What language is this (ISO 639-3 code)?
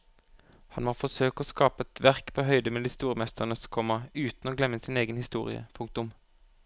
nor